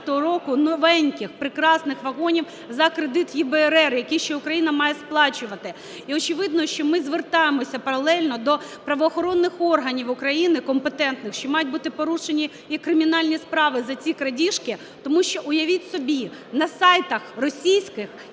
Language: Ukrainian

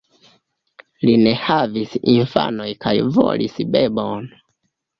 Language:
Esperanto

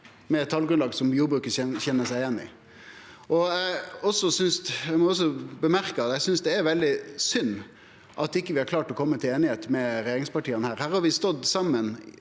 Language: Norwegian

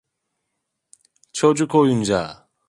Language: Turkish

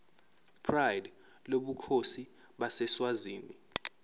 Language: Zulu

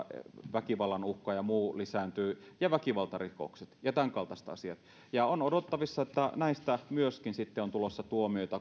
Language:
Finnish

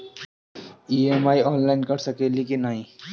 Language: Bhojpuri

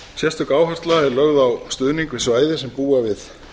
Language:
Icelandic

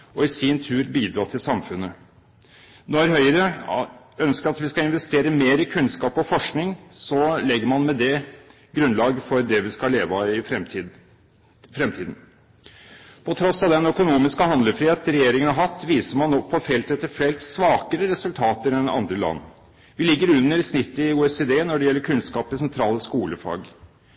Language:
Norwegian Bokmål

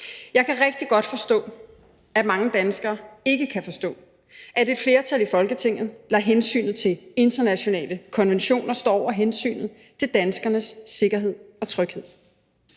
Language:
Danish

